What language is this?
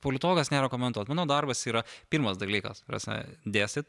Lithuanian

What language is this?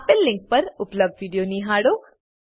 Gujarati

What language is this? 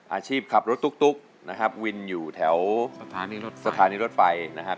Thai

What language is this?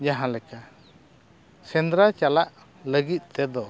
Santali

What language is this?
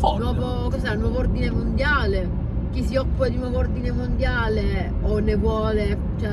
Italian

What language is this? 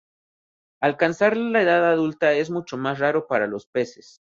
Spanish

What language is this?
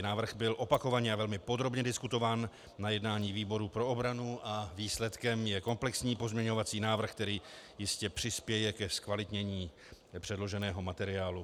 Czech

